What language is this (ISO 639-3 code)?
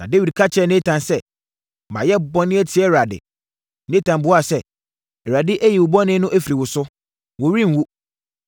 aka